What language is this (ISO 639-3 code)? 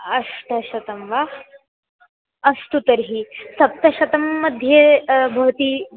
san